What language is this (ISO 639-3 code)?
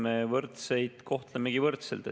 est